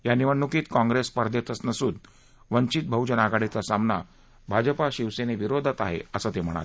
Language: Marathi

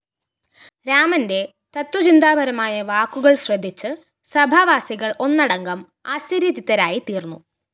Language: Malayalam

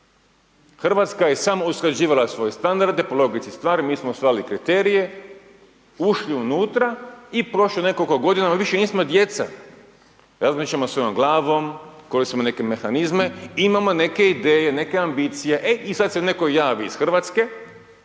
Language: Croatian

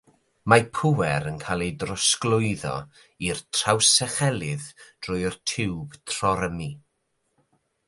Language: Welsh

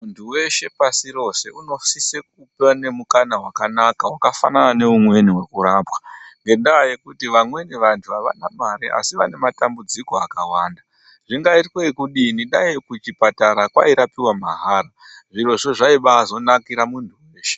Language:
Ndau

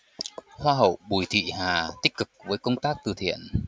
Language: Vietnamese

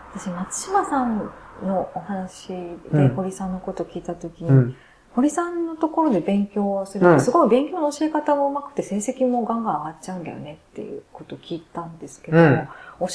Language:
Japanese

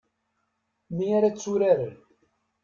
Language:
Kabyle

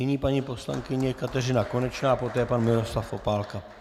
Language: Czech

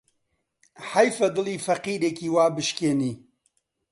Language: Central Kurdish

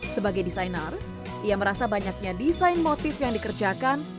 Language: Indonesian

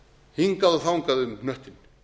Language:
Icelandic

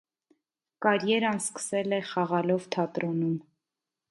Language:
Armenian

